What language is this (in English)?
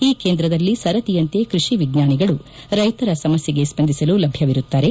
Kannada